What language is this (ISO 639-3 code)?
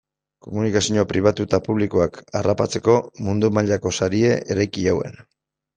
eus